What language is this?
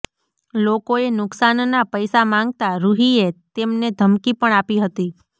Gujarati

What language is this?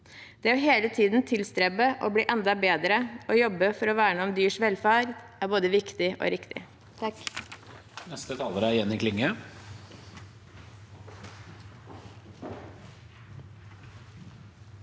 Norwegian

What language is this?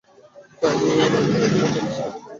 Bangla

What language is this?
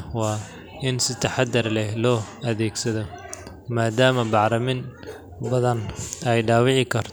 Somali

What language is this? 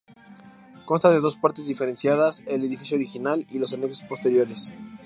Spanish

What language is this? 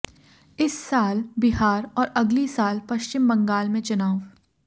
Hindi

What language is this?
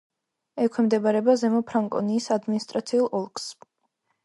Georgian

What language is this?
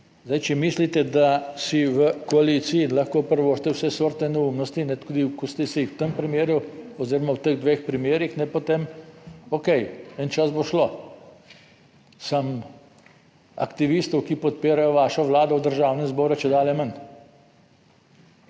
Slovenian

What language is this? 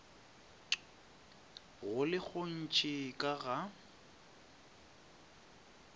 Northern Sotho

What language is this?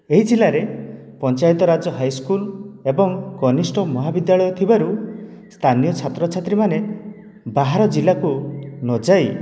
Odia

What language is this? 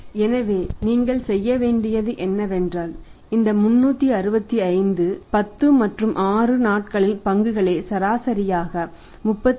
Tamil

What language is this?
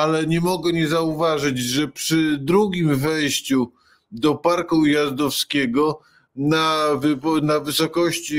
Polish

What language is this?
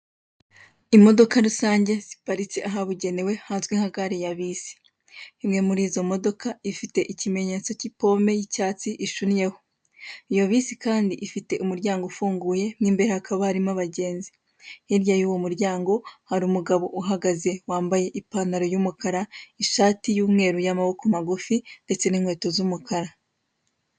Kinyarwanda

